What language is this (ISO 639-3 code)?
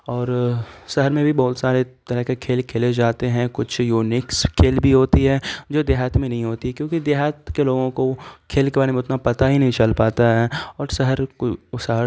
urd